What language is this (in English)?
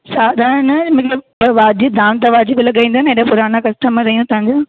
Sindhi